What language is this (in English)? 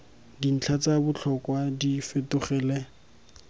Tswana